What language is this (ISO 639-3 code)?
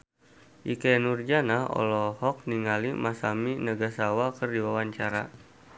sun